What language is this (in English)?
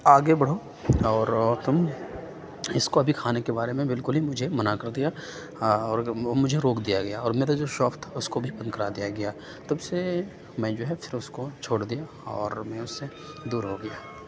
Urdu